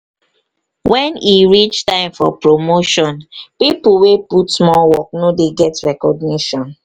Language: Nigerian Pidgin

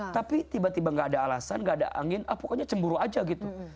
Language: Indonesian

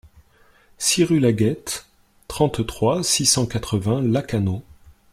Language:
French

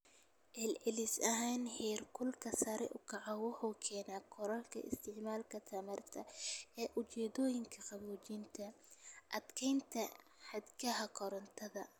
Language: Somali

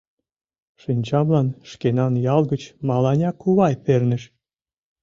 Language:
Mari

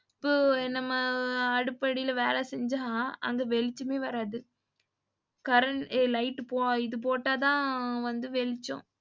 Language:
Tamil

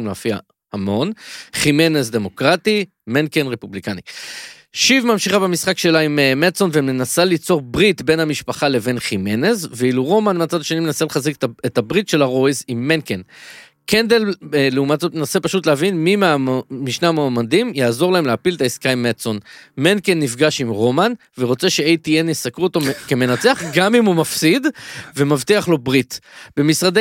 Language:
Hebrew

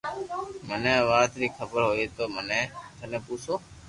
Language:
Loarki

